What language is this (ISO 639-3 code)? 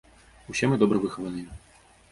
bel